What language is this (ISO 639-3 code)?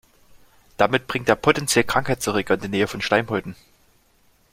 deu